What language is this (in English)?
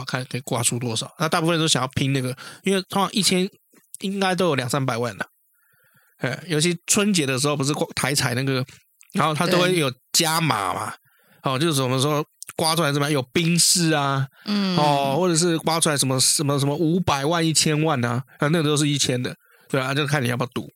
Chinese